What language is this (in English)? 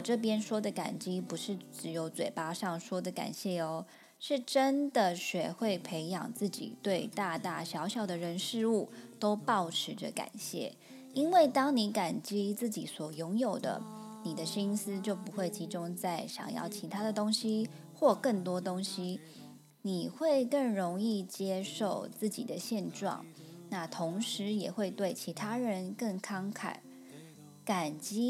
Chinese